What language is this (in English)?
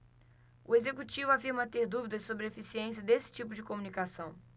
Portuguese